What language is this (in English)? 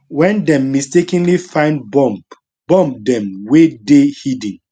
Nigerian Pidgin